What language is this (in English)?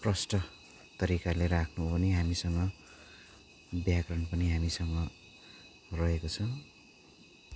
Nepali